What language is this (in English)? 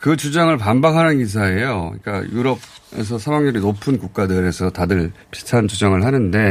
Korean